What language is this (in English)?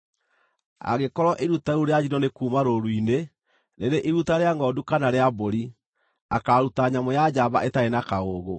Kikuyu